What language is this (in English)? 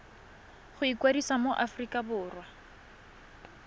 Tswana